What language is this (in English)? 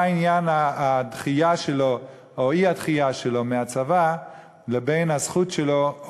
Hebrew